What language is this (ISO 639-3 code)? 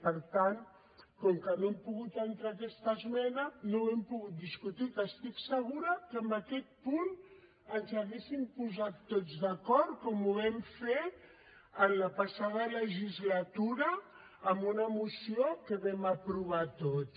cat